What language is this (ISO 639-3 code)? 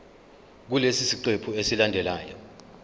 zul